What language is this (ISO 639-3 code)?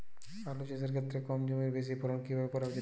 ben